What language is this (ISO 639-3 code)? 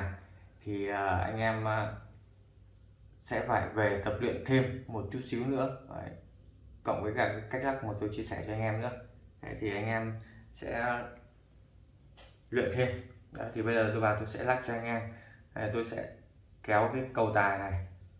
vie